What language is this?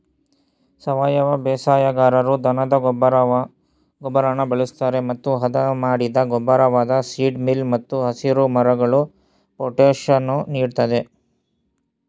Kannada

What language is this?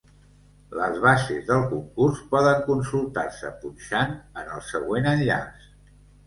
Catalan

